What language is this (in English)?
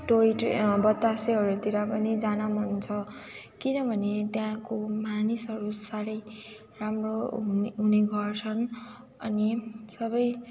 Nepali